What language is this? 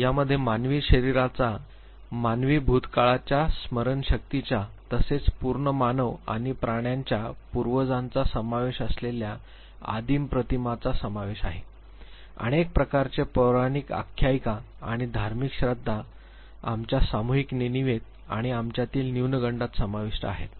Marathi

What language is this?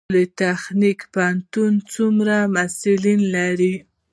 Pashto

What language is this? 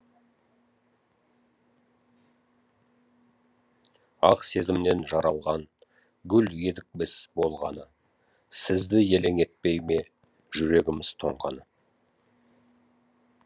Kazakh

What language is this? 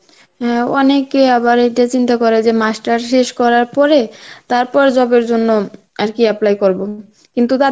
Bangla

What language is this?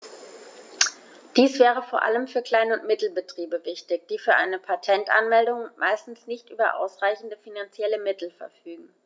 German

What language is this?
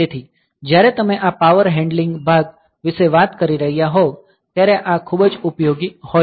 Gujarati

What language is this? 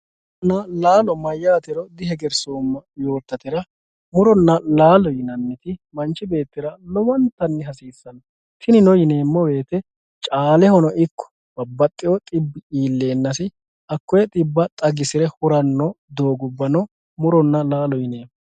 Sidamo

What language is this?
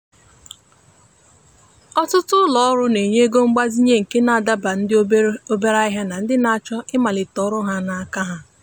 Igbo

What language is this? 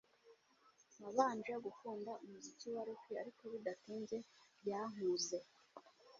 Kinyarwanda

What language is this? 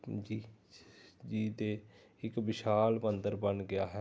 Punjabi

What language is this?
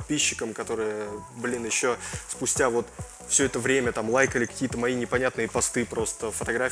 Russian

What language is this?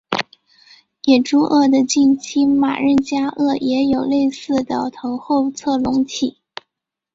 Chinese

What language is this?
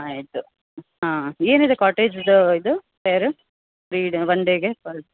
Kannada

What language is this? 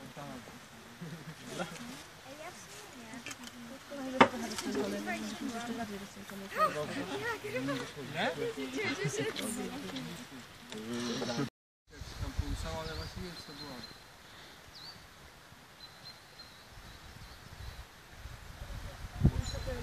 Polish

